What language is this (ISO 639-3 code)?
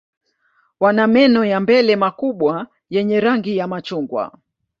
swa